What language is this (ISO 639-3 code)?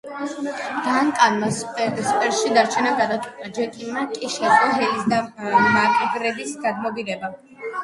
kat